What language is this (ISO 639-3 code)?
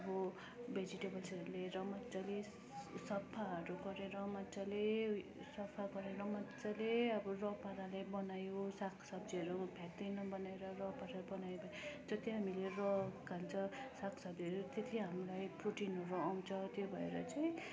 nep